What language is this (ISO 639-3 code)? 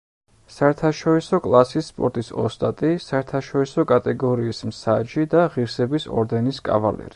kat